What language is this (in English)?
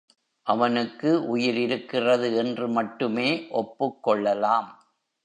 Tamil